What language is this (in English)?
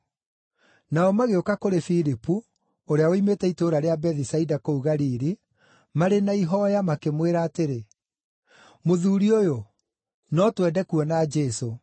Kikuyu